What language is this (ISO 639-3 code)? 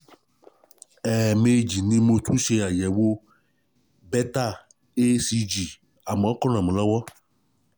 yor